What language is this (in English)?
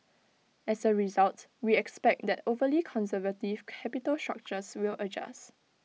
English